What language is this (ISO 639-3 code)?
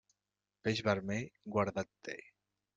cat